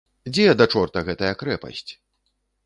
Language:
Belarusian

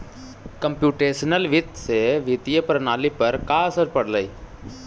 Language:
Magahi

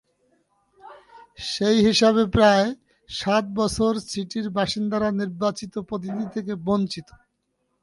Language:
Bangla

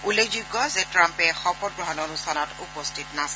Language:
Assamese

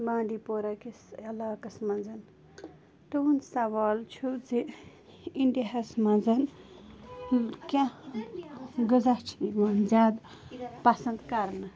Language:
Kashmiri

